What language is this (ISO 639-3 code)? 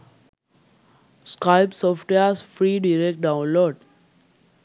sin